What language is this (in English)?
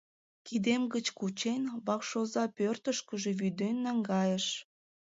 Mari